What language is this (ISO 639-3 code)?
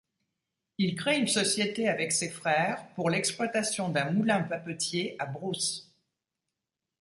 fra